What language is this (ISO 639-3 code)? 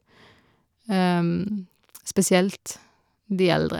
nor